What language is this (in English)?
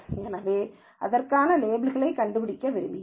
Tamil